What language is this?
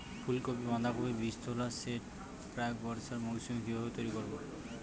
Bangla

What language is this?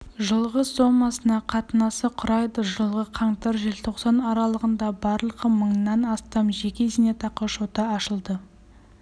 Kazakh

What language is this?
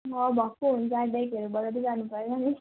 Nepali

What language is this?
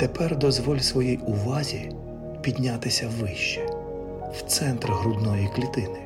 Ukrainian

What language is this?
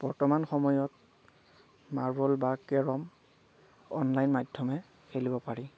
Assamese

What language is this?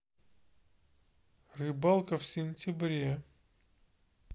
Russian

